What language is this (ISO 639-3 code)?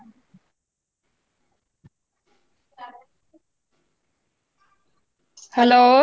pan